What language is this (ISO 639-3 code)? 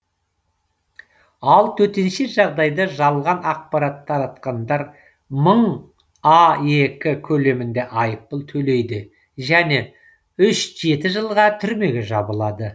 kaz